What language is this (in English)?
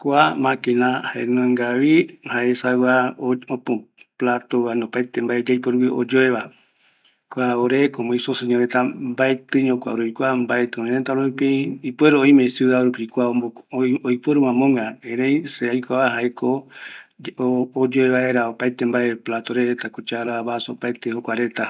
Eastern Bolivian Guaraní